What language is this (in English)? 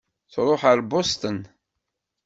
Kabyle